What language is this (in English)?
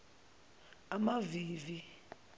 Zulu